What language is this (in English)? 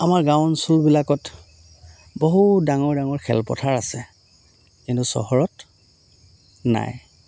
Assamese